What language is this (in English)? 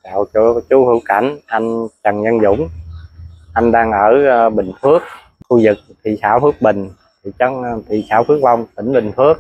Vietnamese